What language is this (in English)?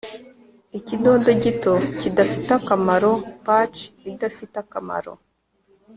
Kinyarwanda